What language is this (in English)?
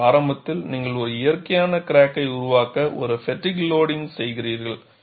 Tamil